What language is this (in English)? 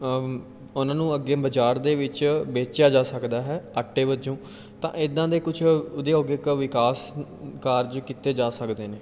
Punjabi